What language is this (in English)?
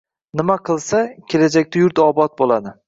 Uzbek